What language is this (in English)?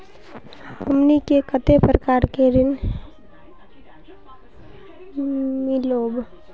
Magahi